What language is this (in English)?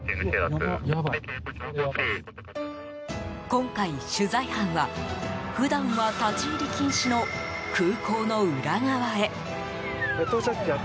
Japanese